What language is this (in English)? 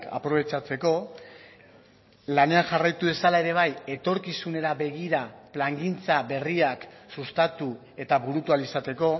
Basque